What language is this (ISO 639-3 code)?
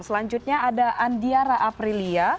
ind